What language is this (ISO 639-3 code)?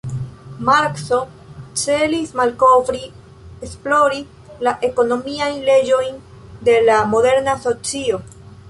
epo